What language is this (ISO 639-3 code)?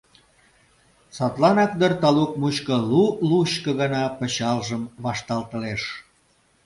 chm